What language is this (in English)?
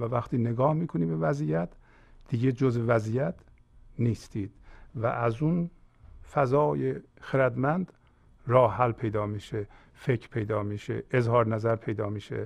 Persian